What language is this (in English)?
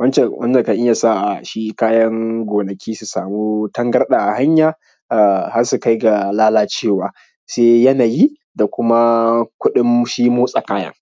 Hausa